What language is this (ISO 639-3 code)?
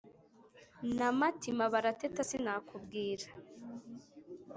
kin